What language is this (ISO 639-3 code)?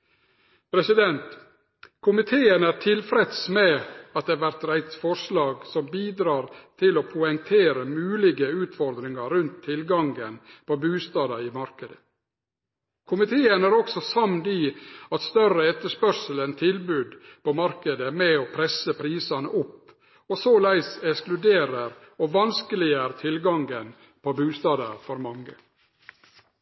nno